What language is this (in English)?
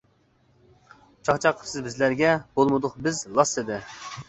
Uyghur